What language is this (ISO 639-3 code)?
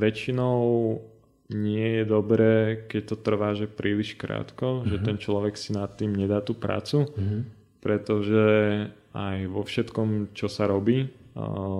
slk